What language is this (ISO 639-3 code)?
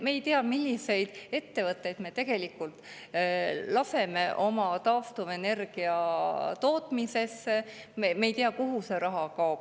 est